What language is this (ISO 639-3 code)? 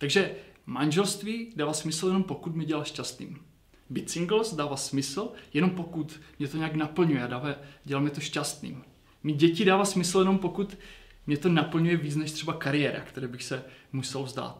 ces